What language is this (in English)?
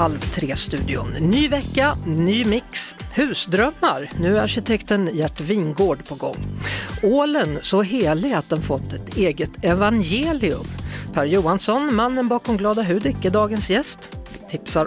Swedish